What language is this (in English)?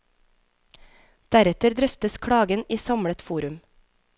Norwegian